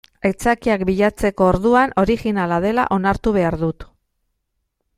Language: Basque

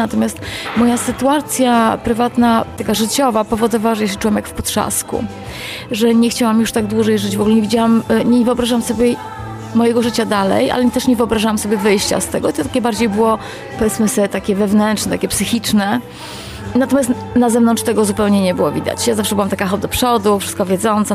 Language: Polish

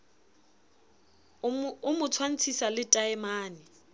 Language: Southern Sotho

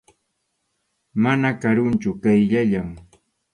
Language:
Arequipa-La Unión Quechua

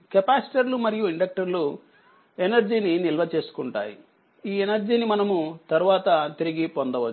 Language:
Telugu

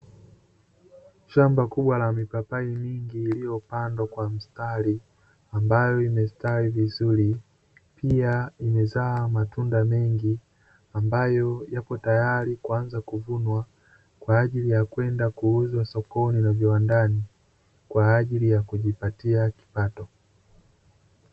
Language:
Swahili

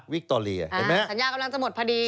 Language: Thai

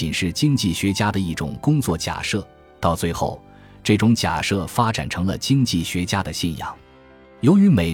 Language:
Chinese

